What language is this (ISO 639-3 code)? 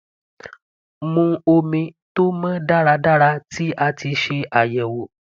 yor